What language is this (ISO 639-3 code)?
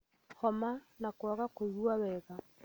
kik